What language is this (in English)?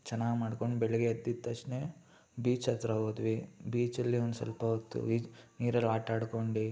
Kannada